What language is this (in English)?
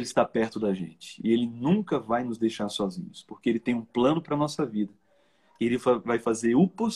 Portuguese